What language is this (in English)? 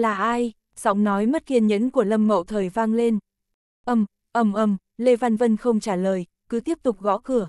Vietnamese